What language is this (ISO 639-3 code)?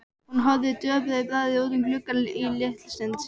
isl